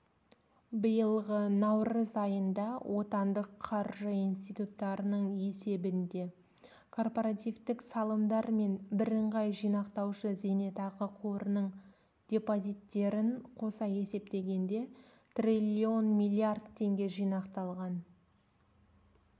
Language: Kazakh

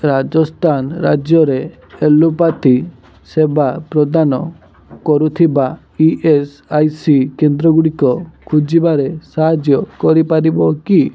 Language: Odia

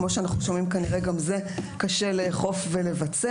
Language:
Hebrew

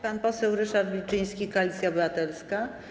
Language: Polish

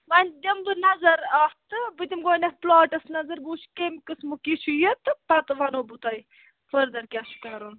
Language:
Kashmiri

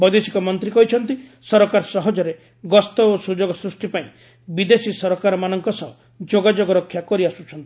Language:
Odia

